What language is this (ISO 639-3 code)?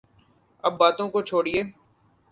urd